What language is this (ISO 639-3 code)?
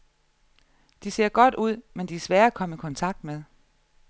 dan